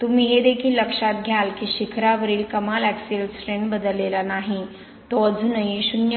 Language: Marathi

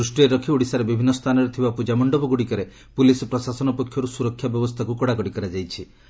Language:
Odia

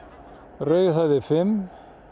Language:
Icelandic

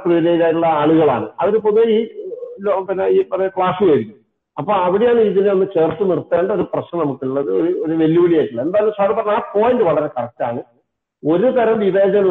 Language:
Malayalam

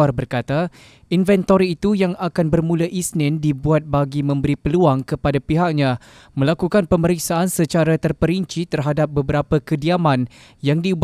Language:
Malay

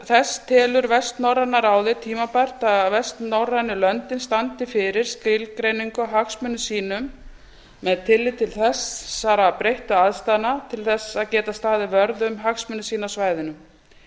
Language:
Icelandic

